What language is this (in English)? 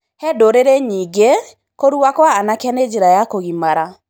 Kikuyu